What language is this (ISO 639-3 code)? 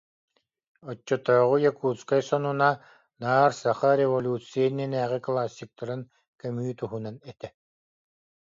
sah